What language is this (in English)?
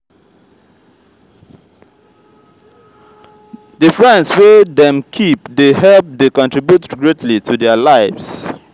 Nigerian Pidgin